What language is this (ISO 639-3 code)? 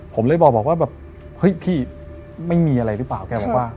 tha